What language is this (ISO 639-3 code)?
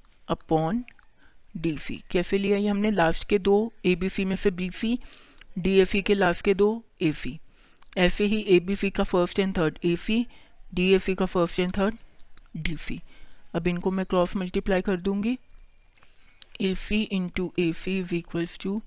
hin